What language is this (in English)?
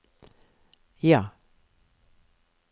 Norwegian